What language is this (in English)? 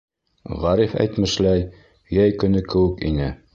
Bashkir